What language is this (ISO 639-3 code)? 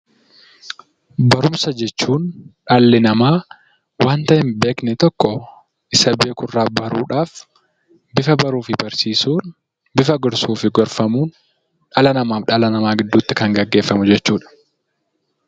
orm